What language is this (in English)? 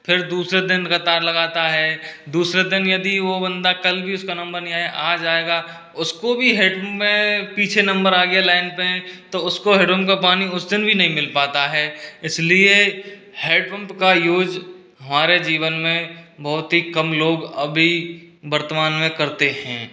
Hindi